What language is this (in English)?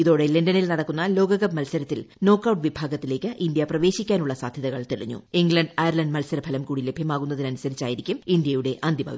Malayalam